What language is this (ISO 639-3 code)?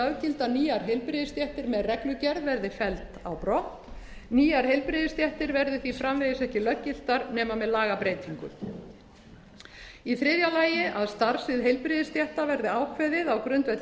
isl